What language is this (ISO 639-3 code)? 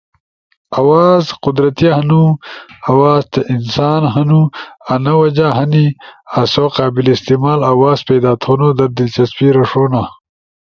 ush